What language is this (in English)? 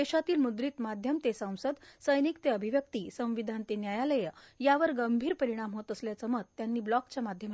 Marathi